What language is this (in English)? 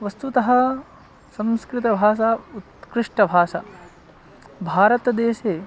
Sanskrit